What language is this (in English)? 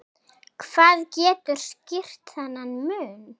Icelandic